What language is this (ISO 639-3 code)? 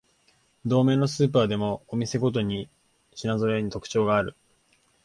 jpn